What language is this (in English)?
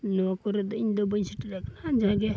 Santali